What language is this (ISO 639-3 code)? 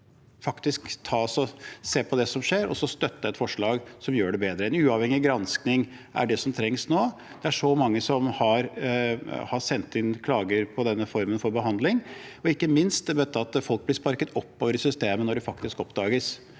nor